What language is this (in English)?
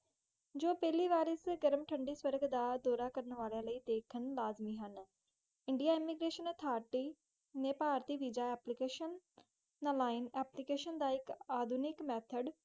Punjabi